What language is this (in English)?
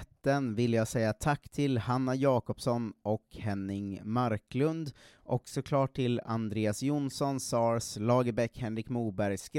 Swedish